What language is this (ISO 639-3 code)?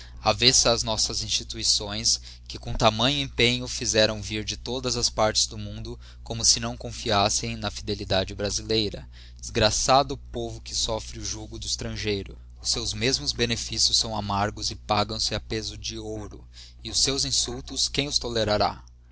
por